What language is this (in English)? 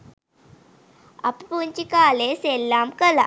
Sinhala